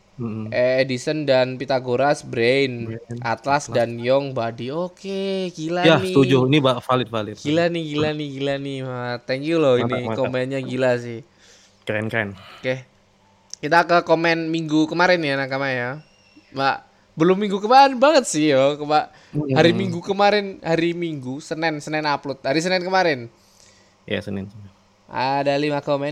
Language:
Indonesian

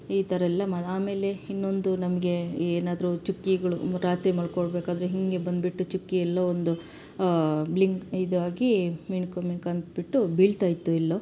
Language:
Kannada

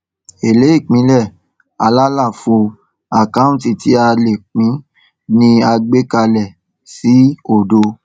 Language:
Yoruba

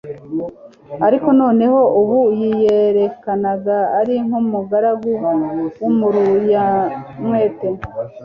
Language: Kinyarwanda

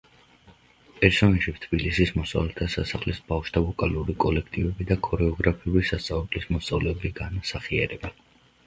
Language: Georgian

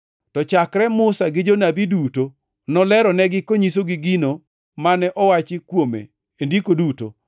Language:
Luo (Kenya and Tanzania)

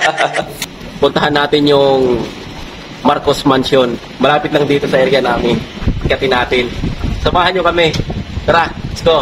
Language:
Filipino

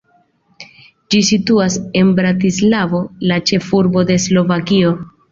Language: Esperanto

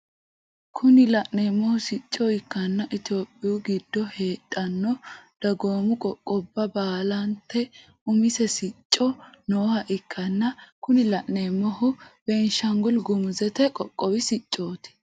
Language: Sidamo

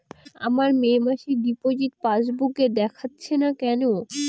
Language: Bangla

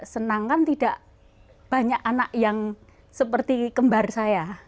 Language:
Indonesian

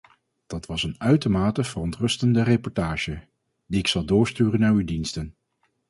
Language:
Dutch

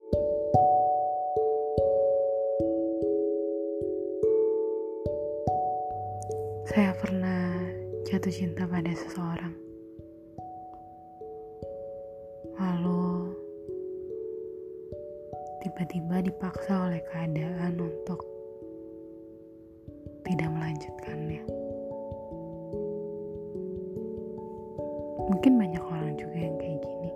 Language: Indonesian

